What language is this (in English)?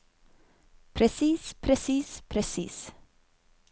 Norwegian